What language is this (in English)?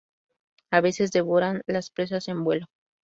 Spanish